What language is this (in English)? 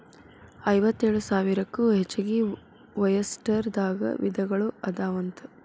Kannada